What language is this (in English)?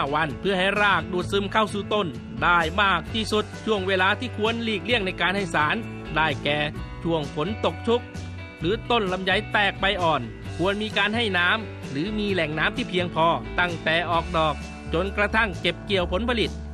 Thai